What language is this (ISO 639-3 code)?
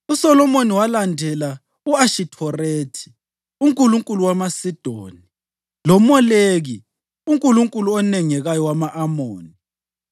nde